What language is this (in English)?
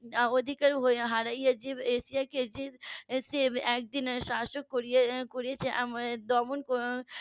Bangla